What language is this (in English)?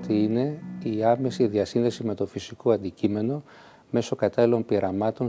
Greek